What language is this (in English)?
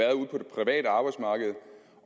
Danish